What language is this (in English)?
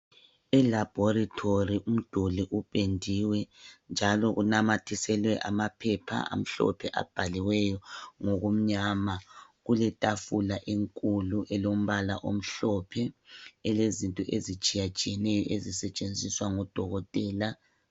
North Ndebele